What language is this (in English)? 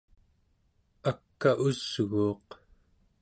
Central Yupik